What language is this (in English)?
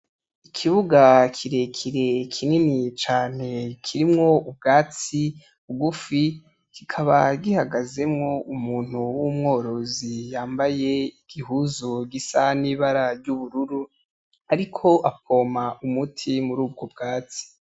Rundi